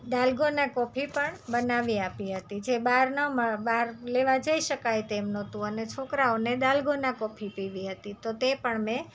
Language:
Gujarati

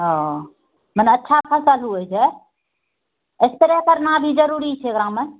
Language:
Maithili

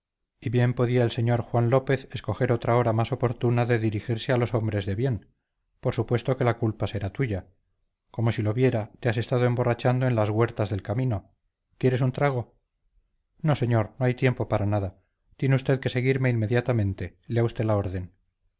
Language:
Spanish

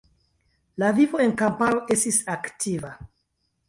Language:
Esperanto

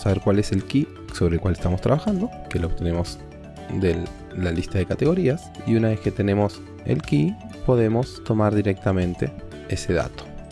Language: Spanish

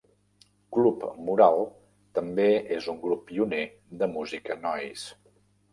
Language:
Catalan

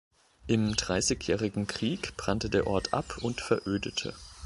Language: German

